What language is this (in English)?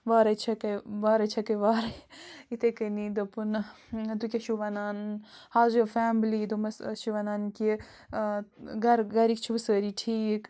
Kashmiri